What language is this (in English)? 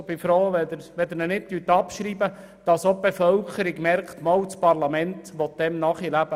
Swiss German